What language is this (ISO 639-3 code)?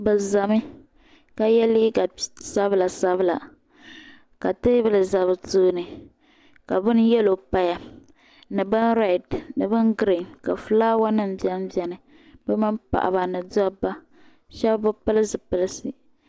dag